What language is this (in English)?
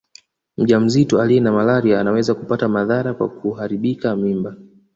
Swahili